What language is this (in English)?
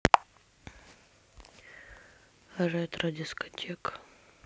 Russian